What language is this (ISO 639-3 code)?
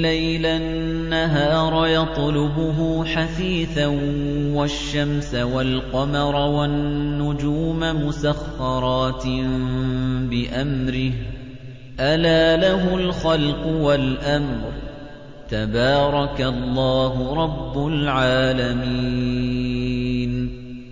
ara